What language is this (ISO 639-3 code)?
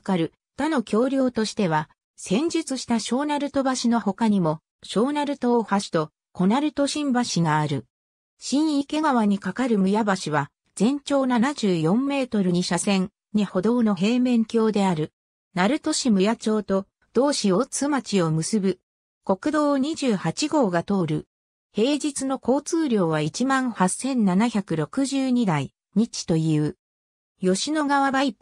jpn